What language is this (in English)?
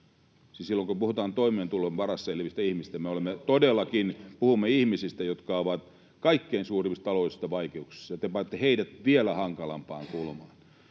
Finnish